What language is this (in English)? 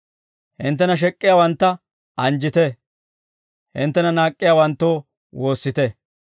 Dawro